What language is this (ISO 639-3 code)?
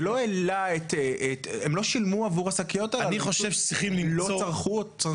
heb